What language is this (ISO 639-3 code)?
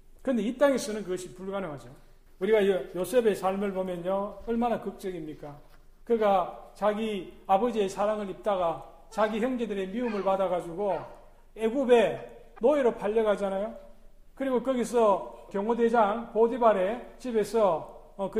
kor